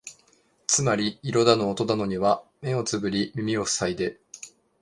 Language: Japanese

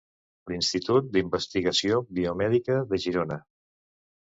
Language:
Catalan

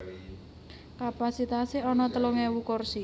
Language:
Javanese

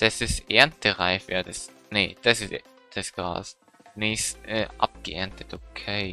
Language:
German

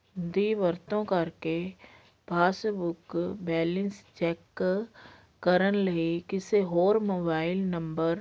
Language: Punjabi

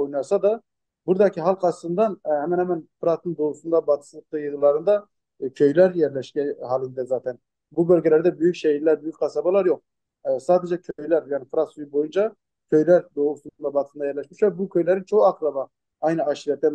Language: Turkish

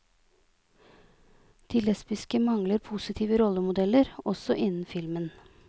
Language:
Norwegian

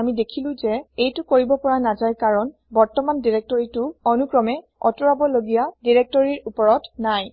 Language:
Assamese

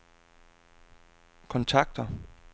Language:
Danish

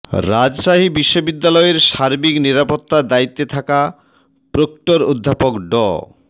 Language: Bangla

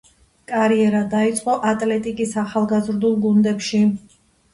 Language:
Georgian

